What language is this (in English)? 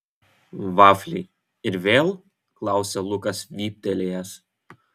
Lithuanian